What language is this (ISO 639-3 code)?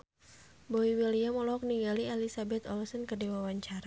sun